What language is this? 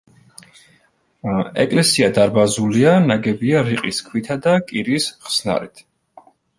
Georgian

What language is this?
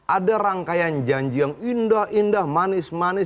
Indonesian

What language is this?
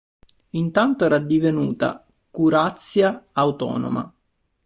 Italian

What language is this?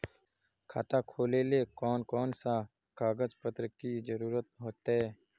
Magahi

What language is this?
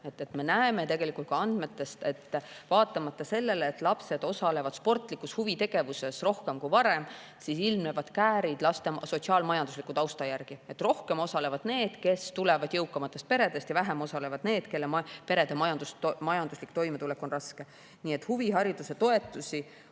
Estonian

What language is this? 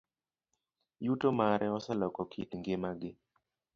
Luo (Kenya and Tanzania)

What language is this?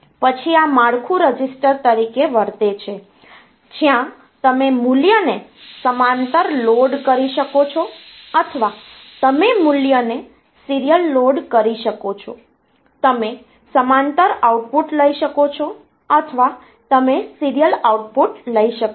Gujarati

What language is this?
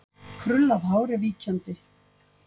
Icelandic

